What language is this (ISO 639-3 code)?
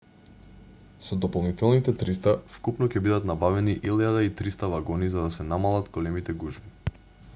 mkd